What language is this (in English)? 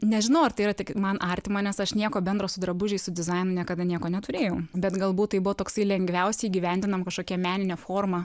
Lithuanian